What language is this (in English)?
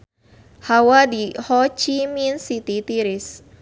Sundanese